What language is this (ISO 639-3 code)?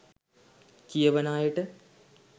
sin